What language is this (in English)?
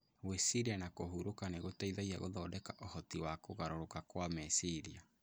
Kikuyu